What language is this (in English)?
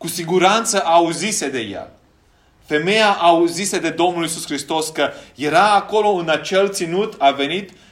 Romanian